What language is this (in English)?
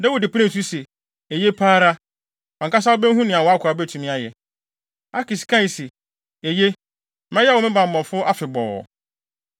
Akan